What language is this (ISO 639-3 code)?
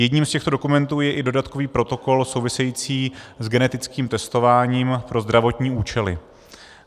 ces